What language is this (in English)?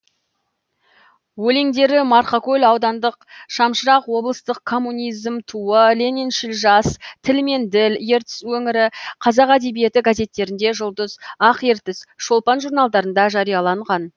Kazakh